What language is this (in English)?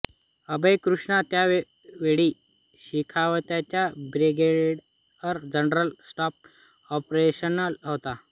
Marathi